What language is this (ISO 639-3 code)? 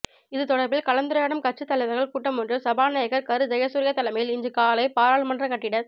tam